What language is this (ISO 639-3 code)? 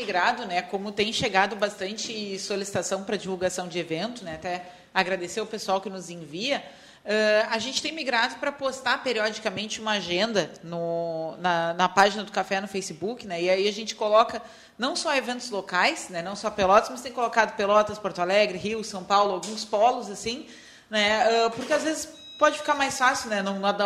por